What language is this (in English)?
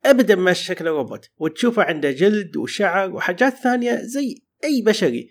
Arabic